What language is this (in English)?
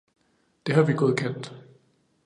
Danish